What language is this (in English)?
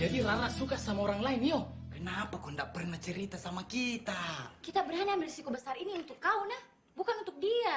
Indonesian